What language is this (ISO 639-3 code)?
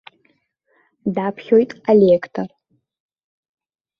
abk